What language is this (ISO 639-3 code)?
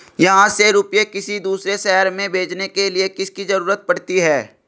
hin